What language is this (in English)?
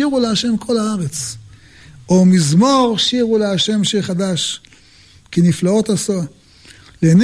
Hebrew